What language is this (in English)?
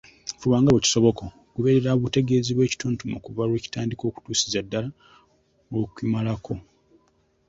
Ganda